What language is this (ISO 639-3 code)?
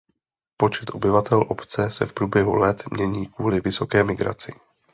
ces